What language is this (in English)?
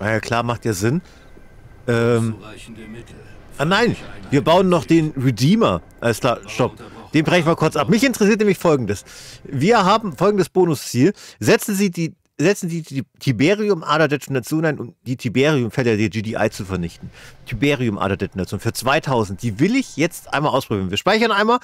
German